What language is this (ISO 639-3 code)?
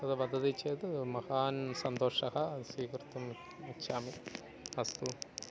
san